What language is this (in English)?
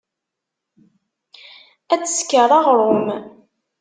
Kabyle